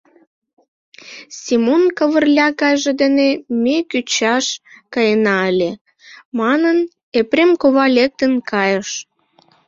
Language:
Mari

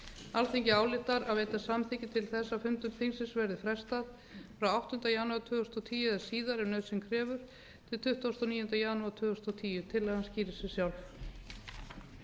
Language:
Icelandic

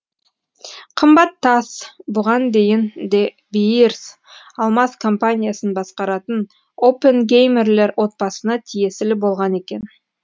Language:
Kazakh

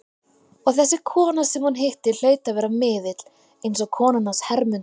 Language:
Icelandic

